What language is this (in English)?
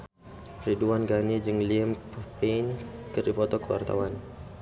Sundanese